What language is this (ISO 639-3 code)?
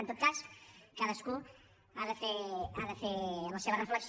cat